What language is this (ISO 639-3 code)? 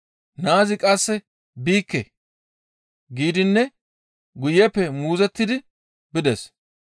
gmv